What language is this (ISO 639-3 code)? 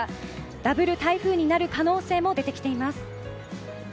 jpn